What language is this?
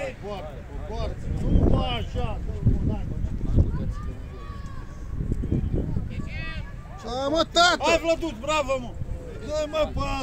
Romanian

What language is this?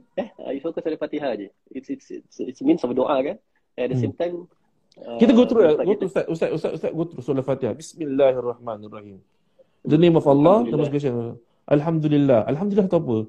Malay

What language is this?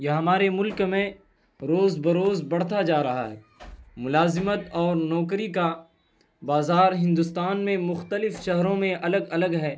Urdu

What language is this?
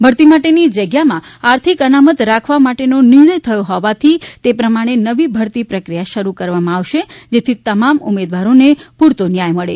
Gujarati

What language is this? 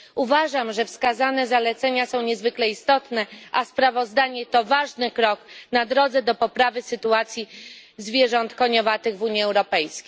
Polish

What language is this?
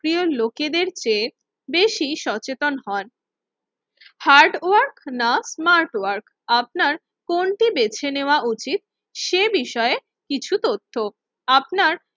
Bangla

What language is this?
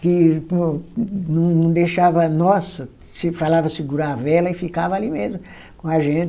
Portuguese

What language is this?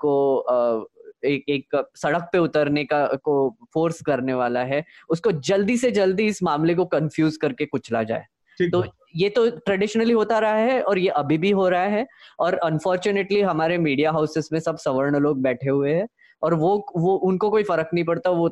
Hindi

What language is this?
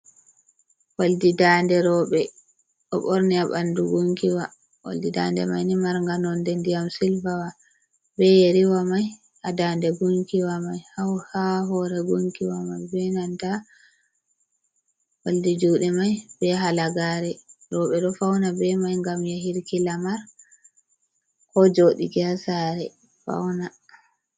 Fula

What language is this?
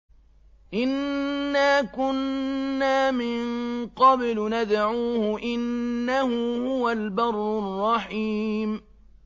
Arabic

